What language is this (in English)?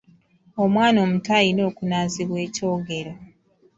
Ganda